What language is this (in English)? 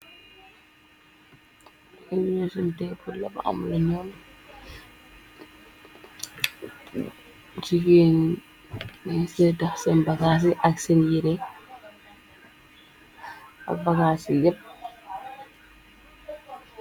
Wolof